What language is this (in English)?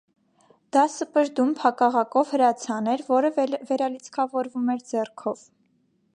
Armenian